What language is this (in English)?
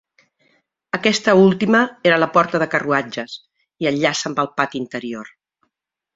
Catalan